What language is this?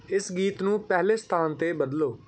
Punjabi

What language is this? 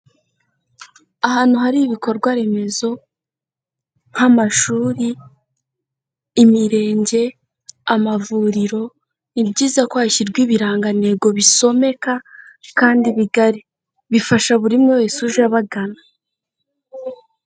Kinyarwanda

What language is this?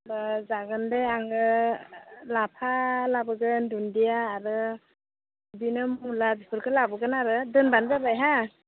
Bodo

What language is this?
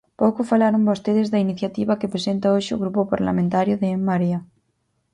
Galician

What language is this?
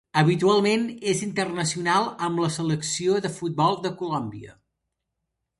Catalan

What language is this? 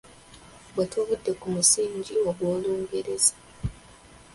Ganda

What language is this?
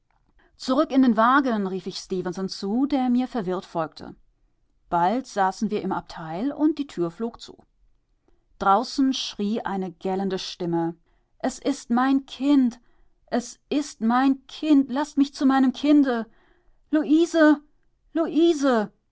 German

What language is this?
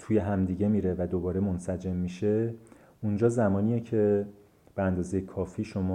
Persian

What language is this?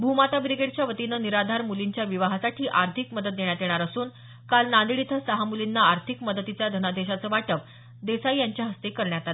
Marathi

